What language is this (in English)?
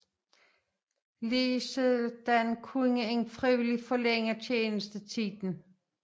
Danish